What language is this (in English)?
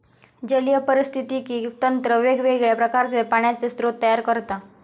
Marathi